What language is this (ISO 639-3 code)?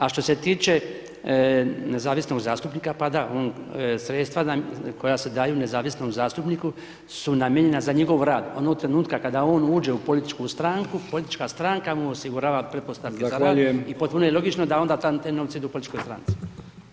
hrv